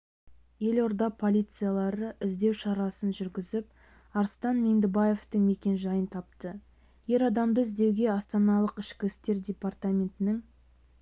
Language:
Kazakh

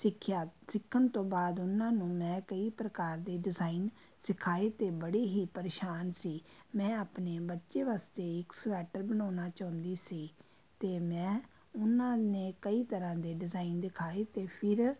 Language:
Punjabi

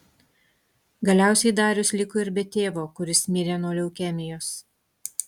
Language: Lithuanian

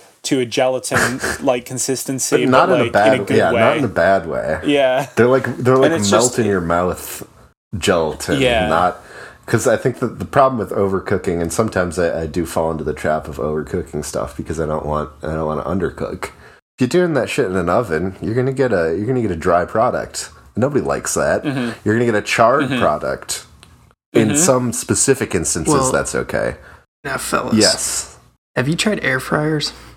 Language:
English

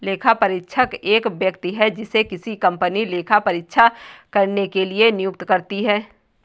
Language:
Hindi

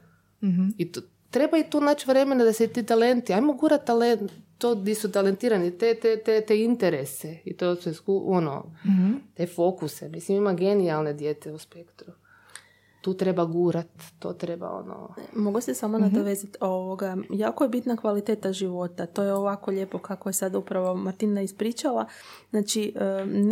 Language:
Croatian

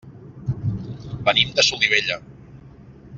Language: Catalan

